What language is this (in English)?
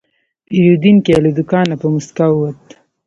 Pashto